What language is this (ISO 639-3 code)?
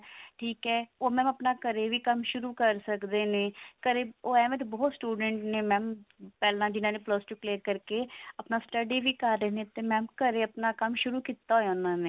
pan